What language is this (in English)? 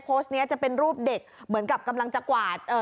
Thai